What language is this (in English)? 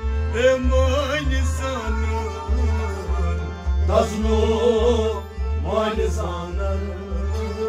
Romanian